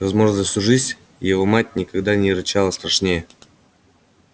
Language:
Russian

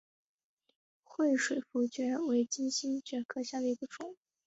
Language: Chinese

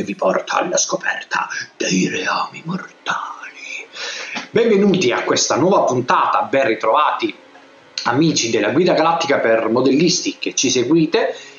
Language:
Italian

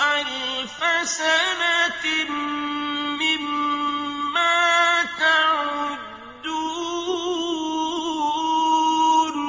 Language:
Arabic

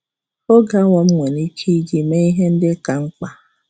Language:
Igbo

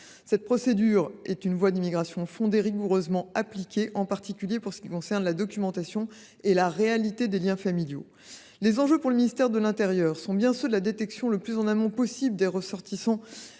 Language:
French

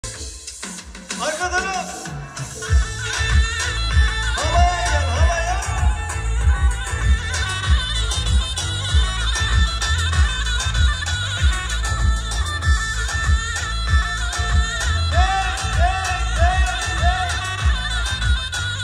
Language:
Arabic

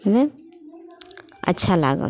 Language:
Maithili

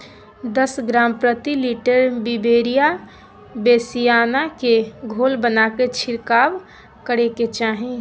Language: Magahi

